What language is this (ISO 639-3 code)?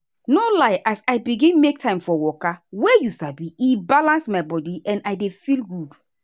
pcm